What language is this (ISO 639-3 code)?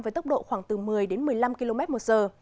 vie